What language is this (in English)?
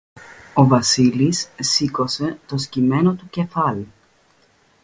Greek